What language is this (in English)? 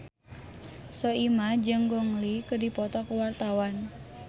Sundanese